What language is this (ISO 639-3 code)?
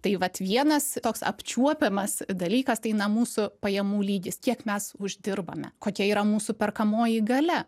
lit